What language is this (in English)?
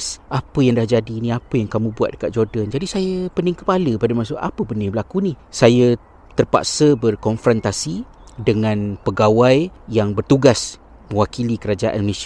Malay